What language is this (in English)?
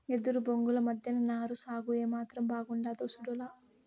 Telugu